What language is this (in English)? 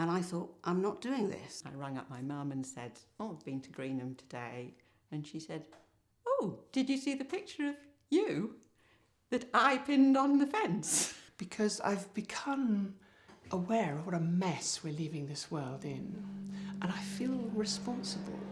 Turkish